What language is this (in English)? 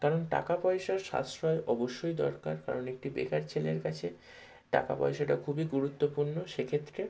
Bangla